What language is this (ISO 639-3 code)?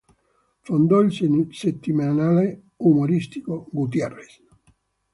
ita